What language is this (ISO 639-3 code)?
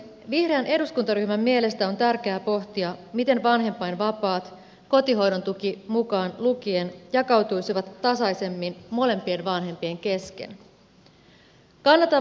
fin